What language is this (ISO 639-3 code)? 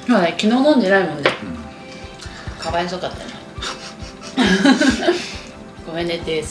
jpn